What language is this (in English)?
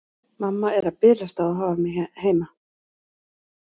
Icelandic